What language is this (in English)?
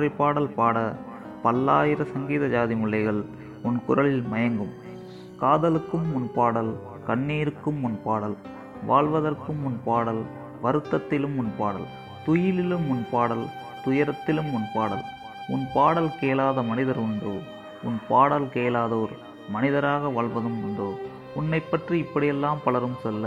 Tamil